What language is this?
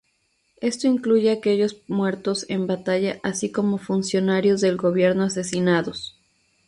Spanish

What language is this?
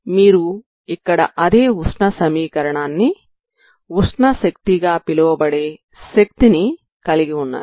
Telugu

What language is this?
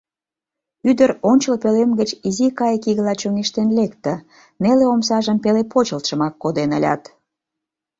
Mari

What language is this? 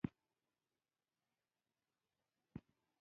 Pashto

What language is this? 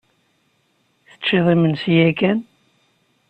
Kabyle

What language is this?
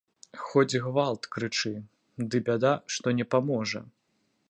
Belarusian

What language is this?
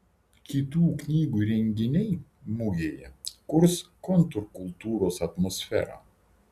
Lithuanian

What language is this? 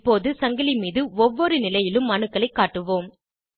Tamil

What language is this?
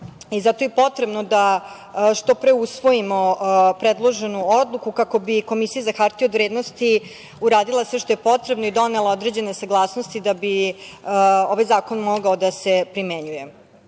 Serbian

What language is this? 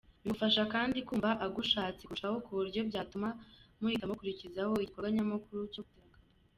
Kinyarwanda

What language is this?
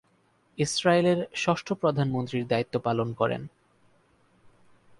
Bangla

